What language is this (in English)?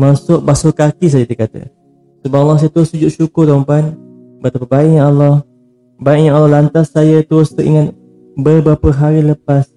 Malay